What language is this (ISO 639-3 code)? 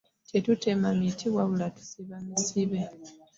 lug